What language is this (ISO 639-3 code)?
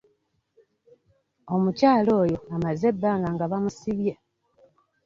lug